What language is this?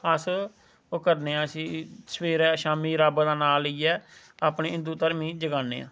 Dogri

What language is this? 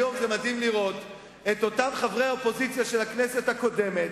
Hebrew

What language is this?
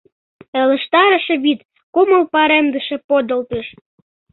Mari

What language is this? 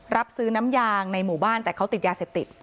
Thai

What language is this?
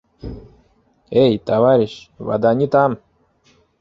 Bashkir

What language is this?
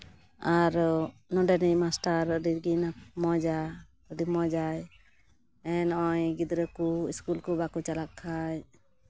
Santali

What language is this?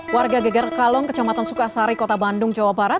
Indonesian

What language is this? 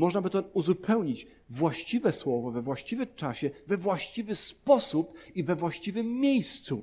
Polish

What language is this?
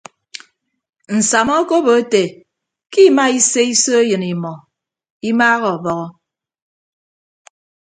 Ibibio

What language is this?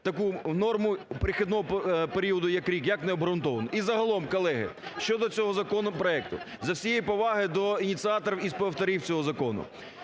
Ukrainian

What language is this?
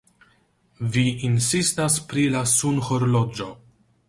Esperanto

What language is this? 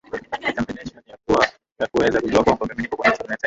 Swahili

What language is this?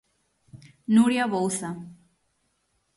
Galician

